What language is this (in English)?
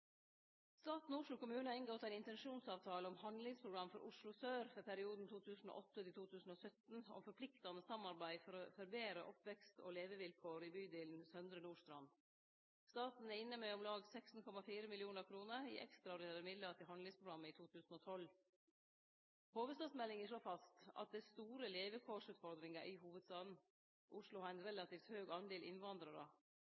Norwegian Nynorsk